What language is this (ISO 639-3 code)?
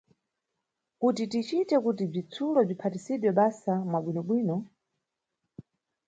nyu